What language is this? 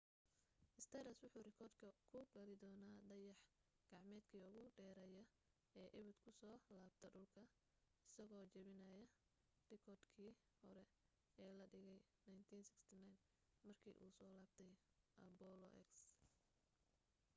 Somali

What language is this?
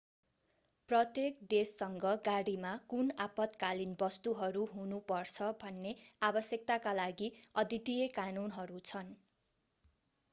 Nepali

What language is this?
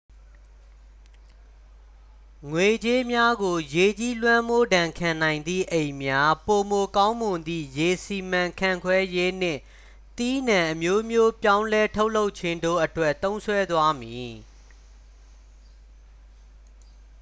Burmese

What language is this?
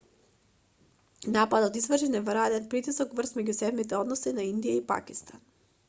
Macedonian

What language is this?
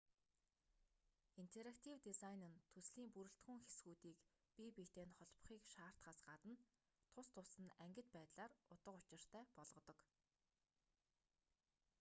Mongolian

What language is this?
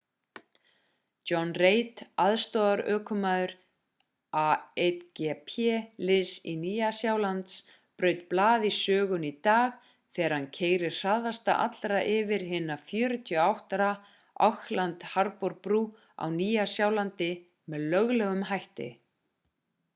Icelandic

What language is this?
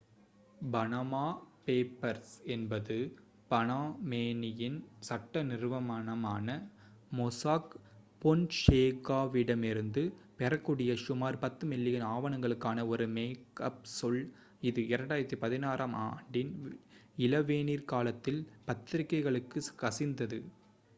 Tamil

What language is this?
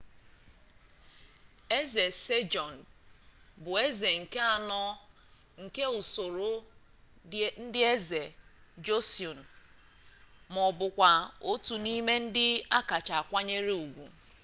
Igbo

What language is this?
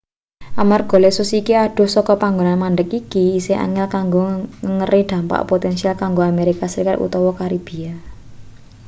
Javanese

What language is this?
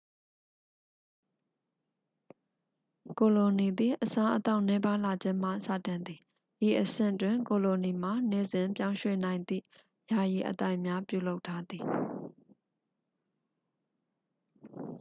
Burmese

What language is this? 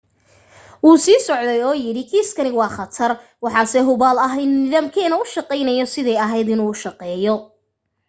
Somali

